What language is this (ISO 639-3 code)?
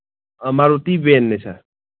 mni